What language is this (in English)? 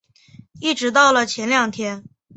Chinese